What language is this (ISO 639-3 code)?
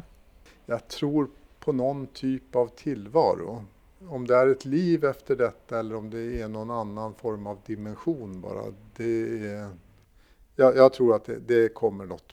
swe